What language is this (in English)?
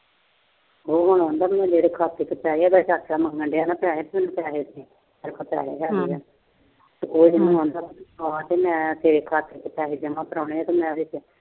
Punjabi